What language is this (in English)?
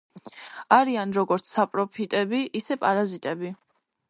Georgian